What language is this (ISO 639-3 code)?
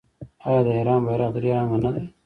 pus